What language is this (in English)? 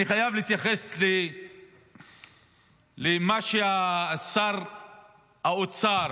Hebrew